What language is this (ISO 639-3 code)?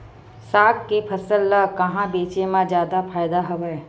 hne